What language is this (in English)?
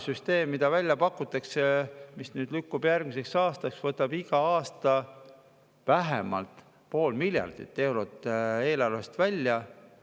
Estonian